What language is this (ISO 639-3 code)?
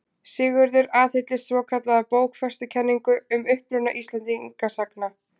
isl